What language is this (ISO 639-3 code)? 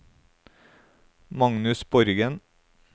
nor